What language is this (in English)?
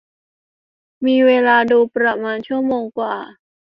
Thai